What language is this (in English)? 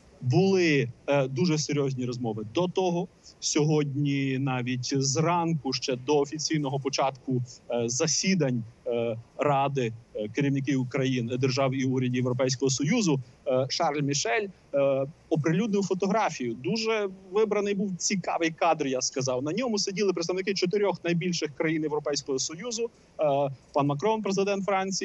Ukrainian